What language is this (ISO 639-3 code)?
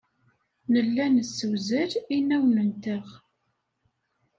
kab